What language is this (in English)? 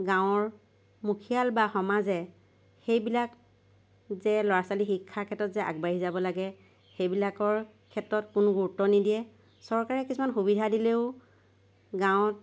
Assamese